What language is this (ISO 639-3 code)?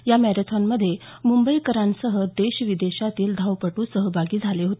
mar